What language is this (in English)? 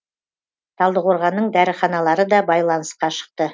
Kazakh